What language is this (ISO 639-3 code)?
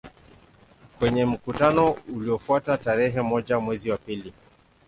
swa